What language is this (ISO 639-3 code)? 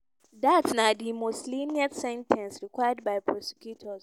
pcm